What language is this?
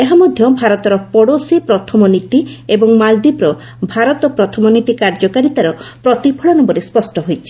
Odia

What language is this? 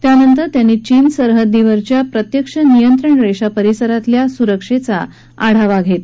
Marathi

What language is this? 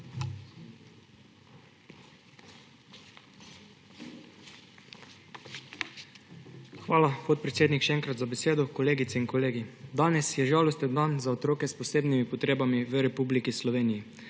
Slovenian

